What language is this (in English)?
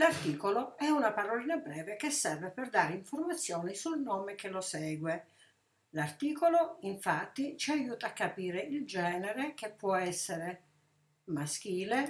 Italian